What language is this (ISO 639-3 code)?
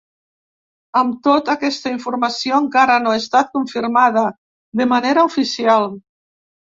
cat